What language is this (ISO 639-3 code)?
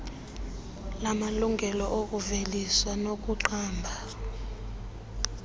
xho